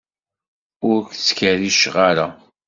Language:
Kabyle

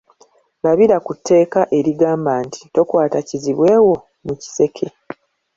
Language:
Ganda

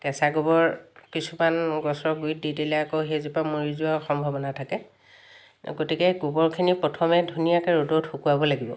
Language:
Assamese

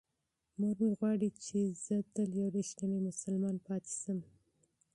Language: Pashto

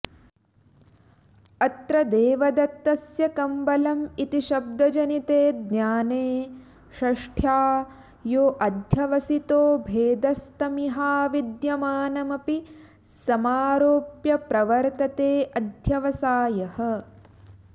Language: Sanskrit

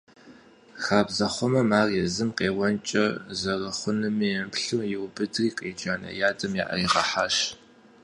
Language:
Kabardian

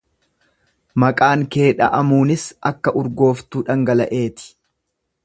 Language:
Oromo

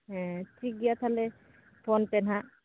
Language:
Santali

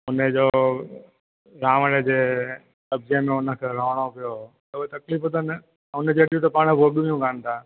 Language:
Sindhi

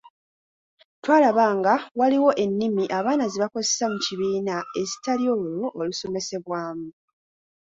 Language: Ganda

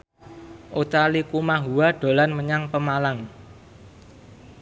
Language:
Javanese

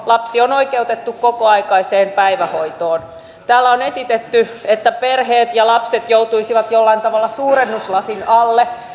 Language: Finnish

